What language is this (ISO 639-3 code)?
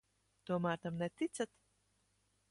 lav